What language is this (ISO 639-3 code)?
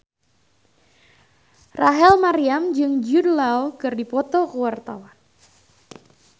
sun